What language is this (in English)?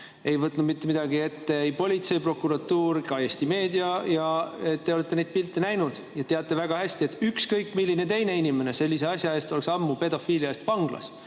Estonian